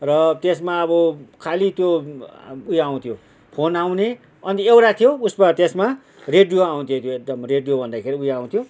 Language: Nepali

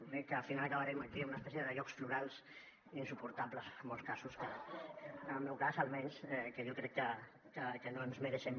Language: Catalan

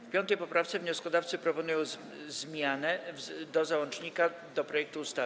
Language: Polish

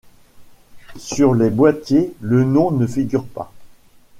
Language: French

